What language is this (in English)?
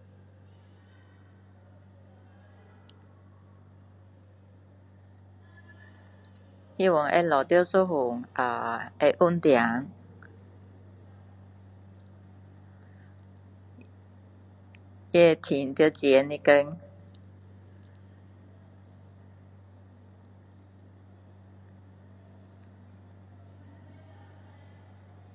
Min Dong Chinese